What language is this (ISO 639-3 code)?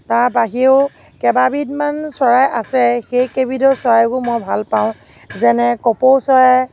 asm